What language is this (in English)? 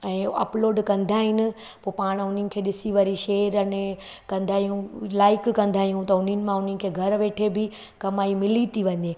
Sindhi